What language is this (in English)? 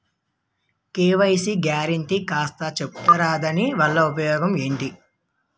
Telugu